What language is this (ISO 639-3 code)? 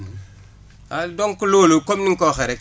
wol